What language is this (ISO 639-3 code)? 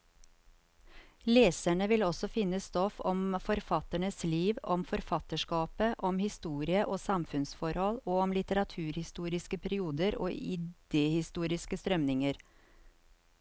nor